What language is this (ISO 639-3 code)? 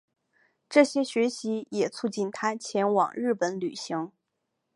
zho